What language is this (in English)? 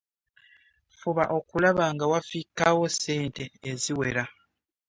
Ganda